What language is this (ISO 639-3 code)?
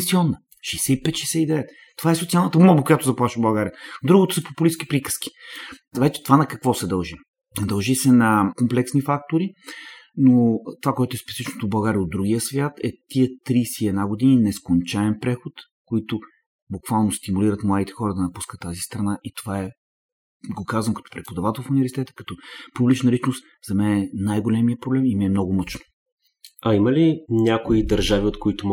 bul